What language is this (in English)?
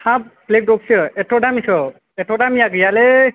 Bodo